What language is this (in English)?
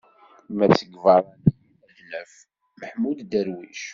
Kabyle